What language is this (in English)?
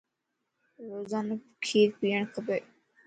Lasi